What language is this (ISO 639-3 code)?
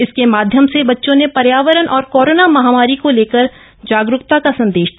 hin